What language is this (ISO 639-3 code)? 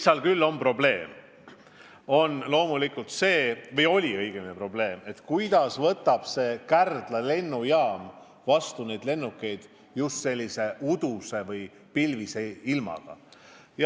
est